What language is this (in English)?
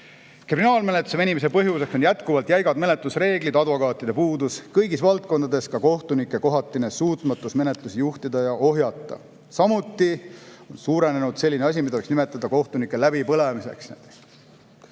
Estonian